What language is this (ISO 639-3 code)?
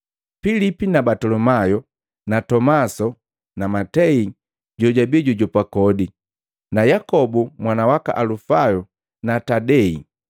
mgv